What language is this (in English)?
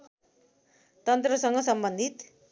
Nepali